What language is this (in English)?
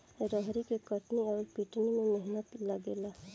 Bhojpuri